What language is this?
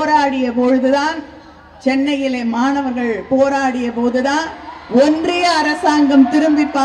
Thai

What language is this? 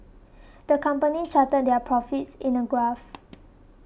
English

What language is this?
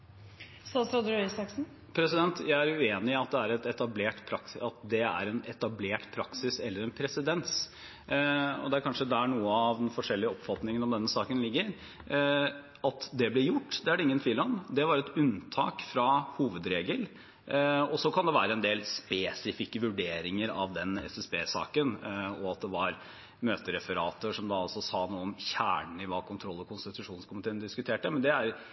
Norwegian Bokmål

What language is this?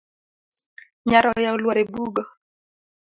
Luo (Kenya and Tanzania)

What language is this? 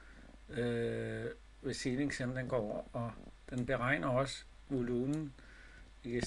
Danish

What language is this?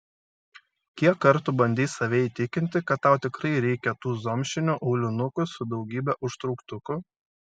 Lithuanian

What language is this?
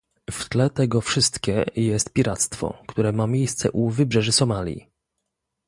Polish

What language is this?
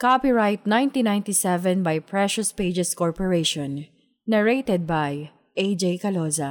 Filipino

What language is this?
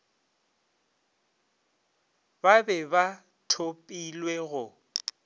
Northern Sotho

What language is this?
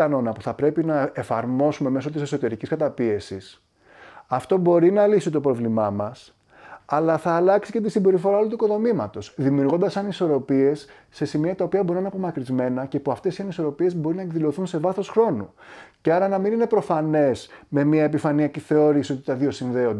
Greek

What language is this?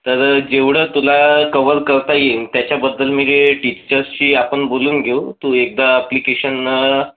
Marathi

